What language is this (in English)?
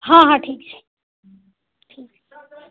Maithili